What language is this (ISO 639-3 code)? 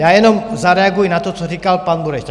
ces